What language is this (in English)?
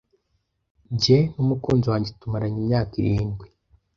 Kinyarwanda